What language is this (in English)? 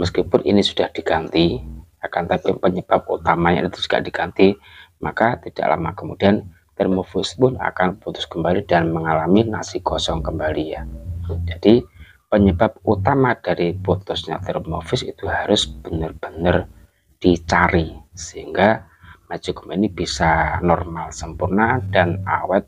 Indonesian